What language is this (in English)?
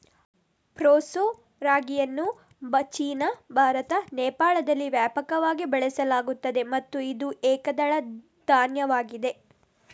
Kannada